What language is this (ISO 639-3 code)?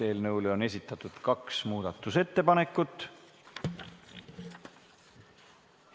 est